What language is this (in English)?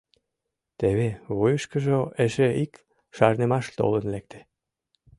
Mari